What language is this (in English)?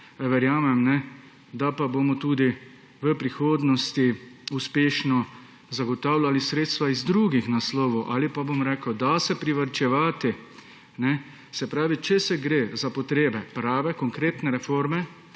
Slovenian